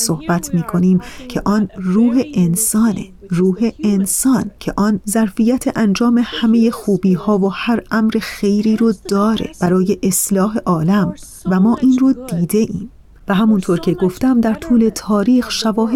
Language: Persian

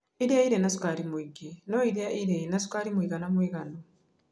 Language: Kikuyu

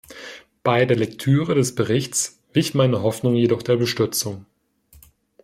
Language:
German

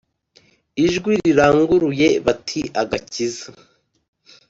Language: Kinyarwanda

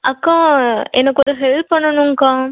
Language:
Tamil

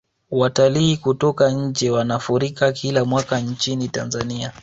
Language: Swahili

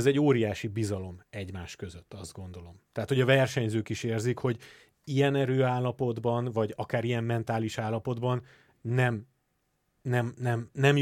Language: Hungarian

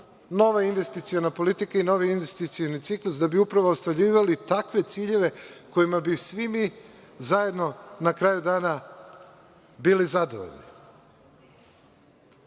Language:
Serbian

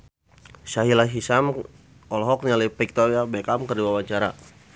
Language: Sundanese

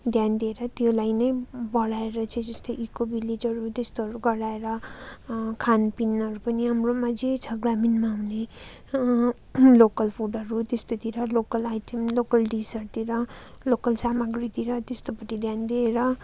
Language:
Nepali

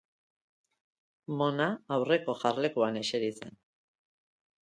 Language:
Basque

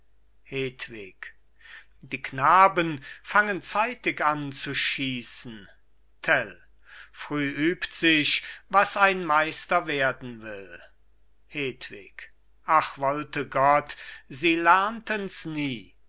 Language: German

